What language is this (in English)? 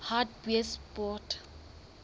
Southern Sotho